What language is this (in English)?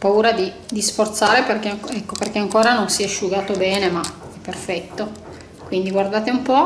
Italian